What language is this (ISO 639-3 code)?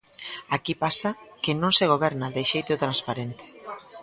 glg